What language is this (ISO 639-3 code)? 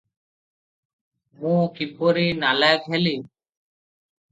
ori